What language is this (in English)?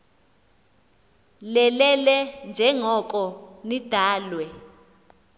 Xhosa